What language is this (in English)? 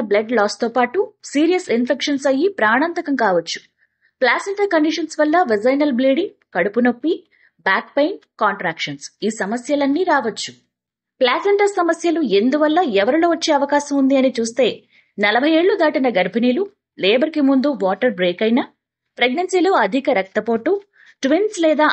Telugu